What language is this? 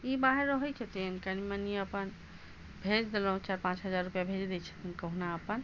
Maithili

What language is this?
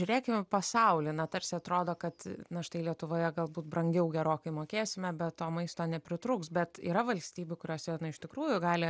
Lithuanian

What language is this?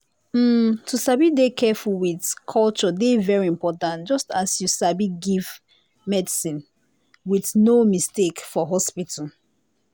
Nigerian Pidgin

